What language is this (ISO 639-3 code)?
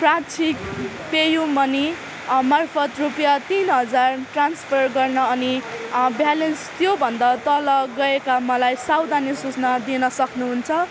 nep